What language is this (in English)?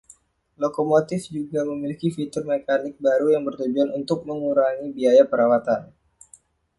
Indonesian